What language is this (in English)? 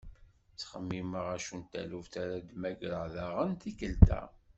Kabyle